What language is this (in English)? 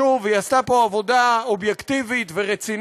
Hebrew